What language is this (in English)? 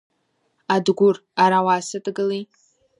Abkhazian